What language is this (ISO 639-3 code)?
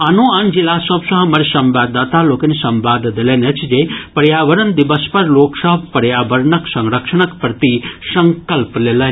mai